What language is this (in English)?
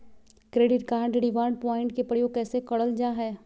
Magahi